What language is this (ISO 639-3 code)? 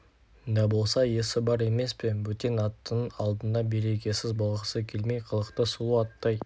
kaz